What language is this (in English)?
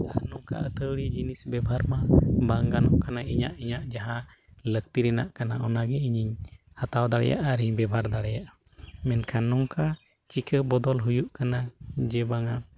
Santali